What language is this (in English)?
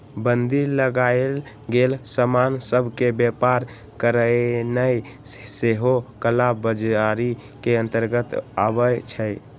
Magahi